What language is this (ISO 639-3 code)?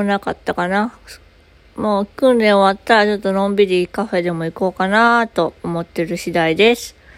jpn